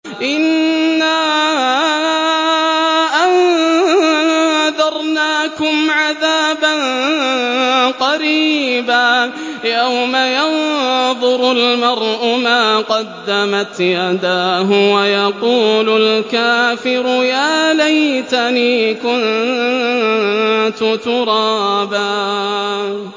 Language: Arabic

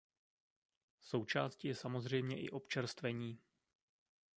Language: Czech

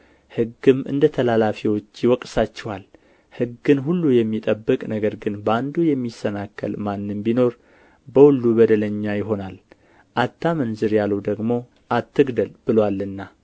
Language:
Amharic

